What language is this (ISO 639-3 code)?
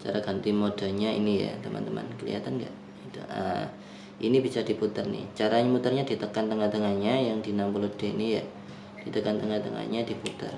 ind